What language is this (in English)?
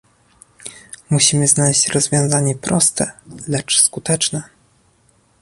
Polish